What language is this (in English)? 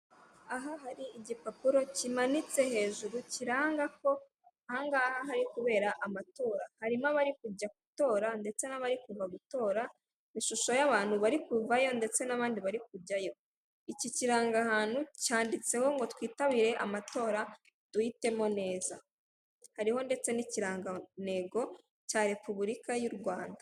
Kinyarwanda